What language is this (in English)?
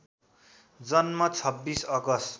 Nepali